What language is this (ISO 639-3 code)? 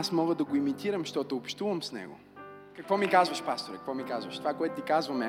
bul